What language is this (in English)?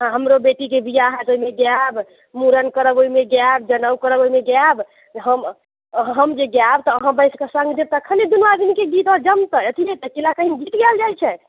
Maithili